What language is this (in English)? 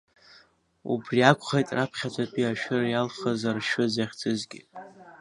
Abkhazian